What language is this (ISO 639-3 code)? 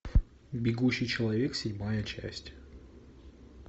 rus